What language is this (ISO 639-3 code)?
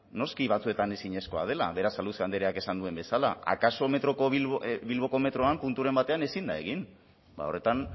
eus